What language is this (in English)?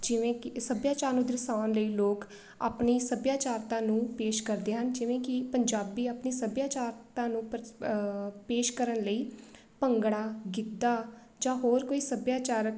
Punjabi